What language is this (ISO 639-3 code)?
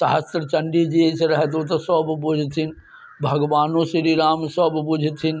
mai